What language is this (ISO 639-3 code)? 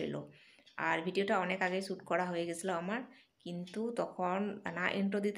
ben